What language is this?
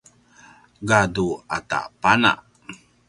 Paiwan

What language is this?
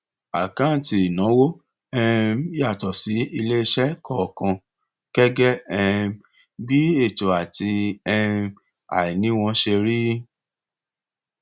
Yoruba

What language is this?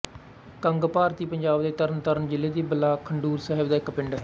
Punjabi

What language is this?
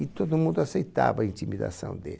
Portuguese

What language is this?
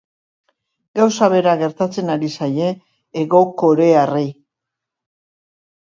Basque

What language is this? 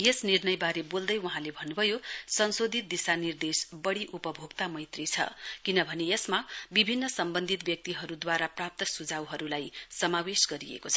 Nepali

